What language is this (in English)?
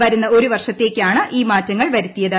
Malayalam